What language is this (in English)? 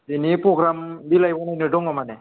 Bodo